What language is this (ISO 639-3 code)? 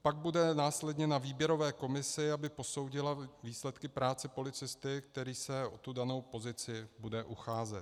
ces